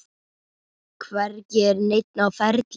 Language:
Icelandic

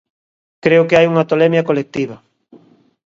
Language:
Galician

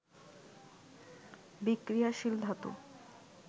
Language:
Bangla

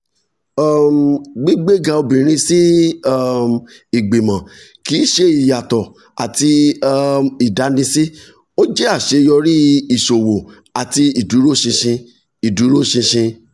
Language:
Yoruba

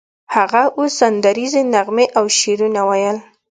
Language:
Pashto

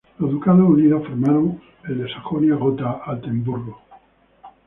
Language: Spanish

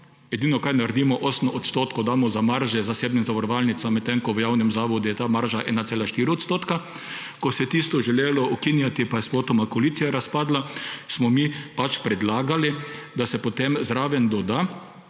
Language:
Slovenian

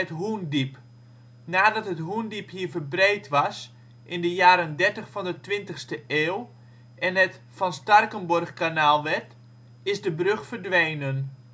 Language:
Dutch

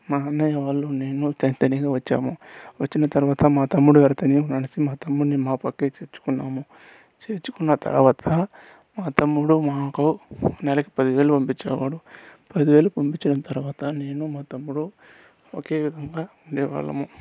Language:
Telugu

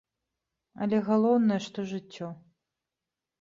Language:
Belarusian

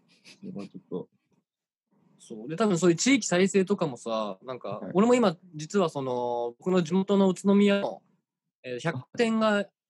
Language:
Japanese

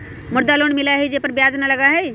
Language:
Magahi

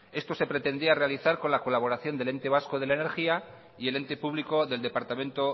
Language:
Spanish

